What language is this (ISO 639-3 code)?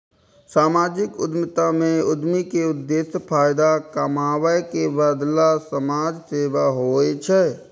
mai